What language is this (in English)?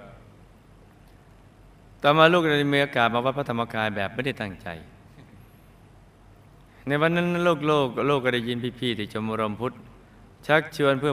Thai